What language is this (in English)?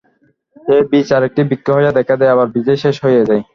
Bangla